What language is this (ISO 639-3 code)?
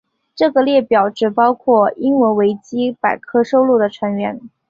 zho